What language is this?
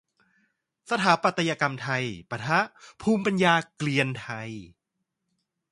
Thai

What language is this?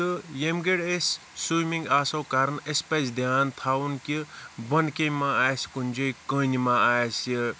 Kashmiri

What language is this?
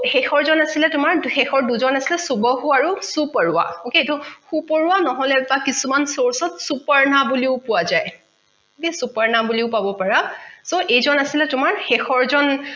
Assamese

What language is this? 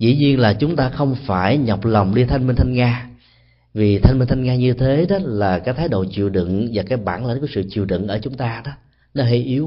Vietnamese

